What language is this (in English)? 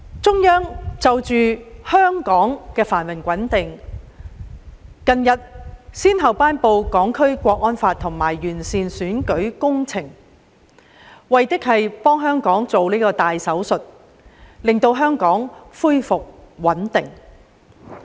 Cantonese